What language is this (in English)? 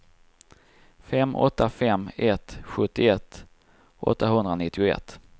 Swedish